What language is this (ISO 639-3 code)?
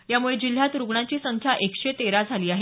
mar